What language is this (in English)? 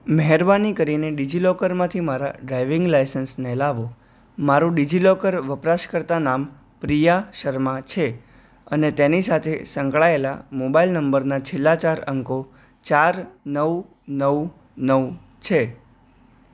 Gujarati